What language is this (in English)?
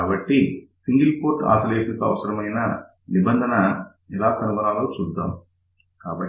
Telugu